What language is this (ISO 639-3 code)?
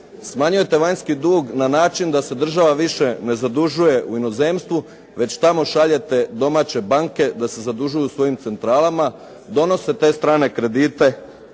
hrv